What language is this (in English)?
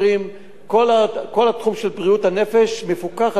Hebrew